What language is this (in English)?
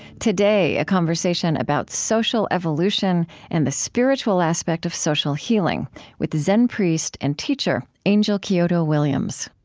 English